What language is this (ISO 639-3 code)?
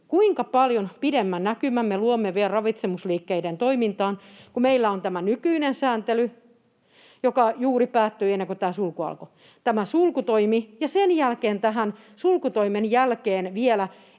fin